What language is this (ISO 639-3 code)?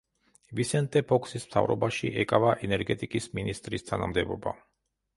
kat